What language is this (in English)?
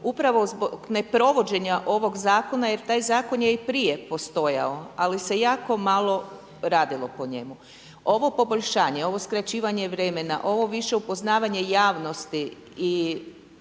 Croatian